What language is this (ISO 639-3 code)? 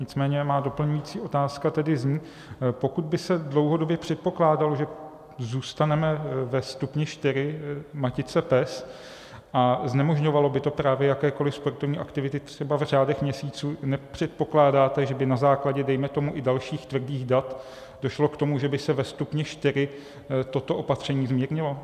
ces